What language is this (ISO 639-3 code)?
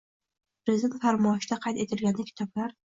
uzb